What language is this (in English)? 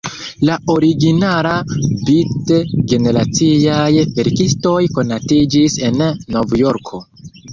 Esperanto